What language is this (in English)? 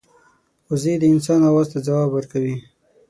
Pashto